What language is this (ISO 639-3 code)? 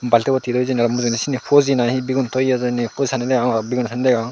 ccp